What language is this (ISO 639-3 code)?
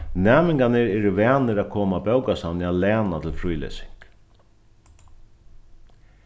fao